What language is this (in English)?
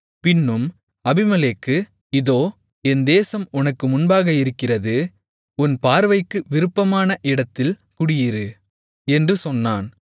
Tamil